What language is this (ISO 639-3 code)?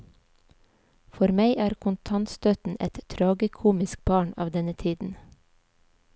nor